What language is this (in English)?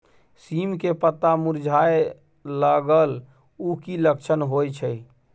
Maithili